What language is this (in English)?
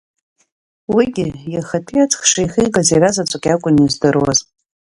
Abkhazian